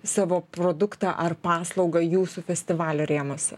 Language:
Lithuanian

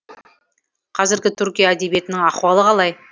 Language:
Kazakh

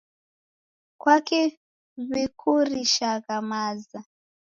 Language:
Taita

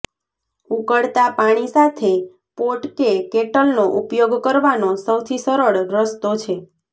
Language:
Gujarati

